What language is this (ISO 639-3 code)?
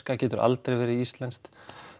isl